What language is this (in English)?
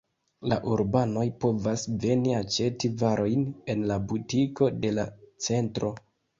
Esperanto